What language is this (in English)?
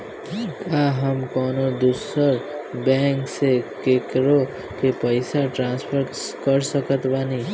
Bhojpuri